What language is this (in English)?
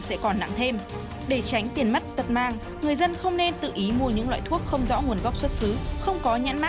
Vietnamese